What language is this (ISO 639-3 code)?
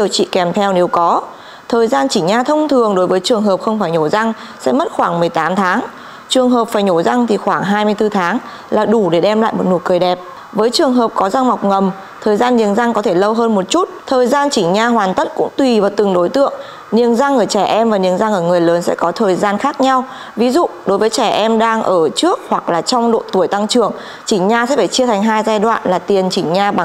vie